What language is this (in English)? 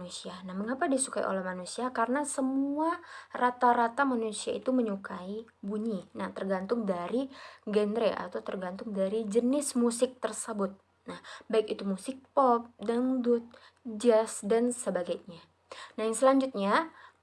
Indonesian